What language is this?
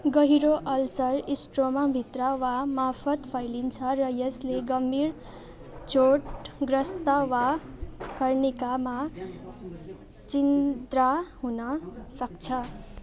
Nepali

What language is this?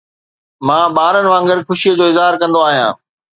Sindhi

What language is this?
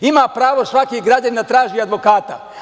Serbian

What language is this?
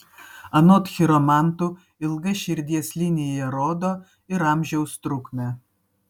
Lithuanian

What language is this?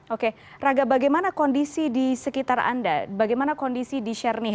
Indonesian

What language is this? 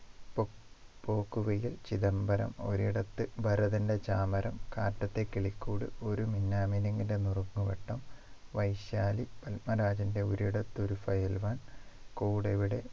Malayalam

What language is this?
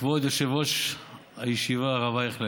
Hebrew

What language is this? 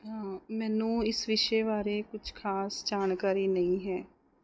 Punjabi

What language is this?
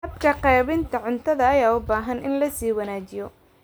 Somali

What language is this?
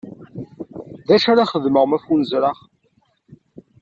Kabyle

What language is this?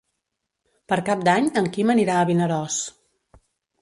Catalan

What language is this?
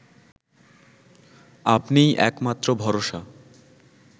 Bangla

